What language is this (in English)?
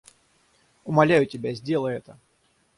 Russian